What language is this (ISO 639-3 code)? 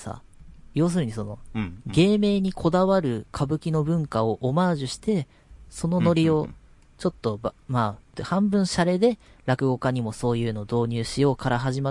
jpn